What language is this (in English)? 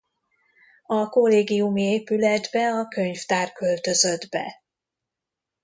Hungarian